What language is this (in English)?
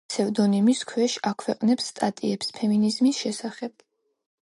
Georgian